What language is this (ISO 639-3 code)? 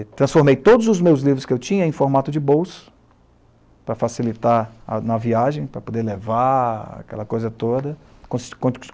por